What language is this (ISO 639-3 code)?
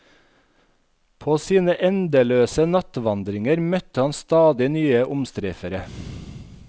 nor